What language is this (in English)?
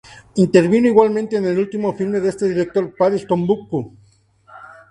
Spanish